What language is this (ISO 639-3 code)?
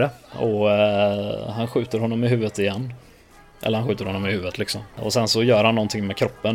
swe